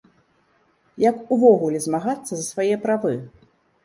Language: Belarusian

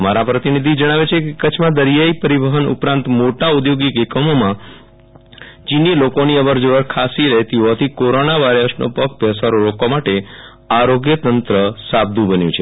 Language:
Gujarati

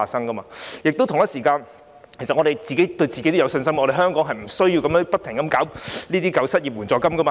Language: Cantonese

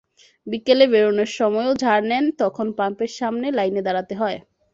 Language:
Bangla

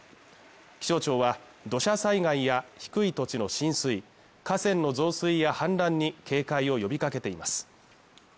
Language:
Japanese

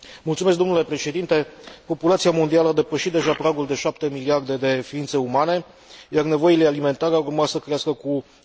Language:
Romanian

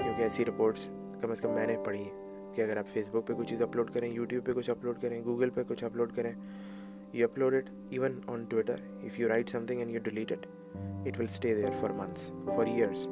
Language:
Urdu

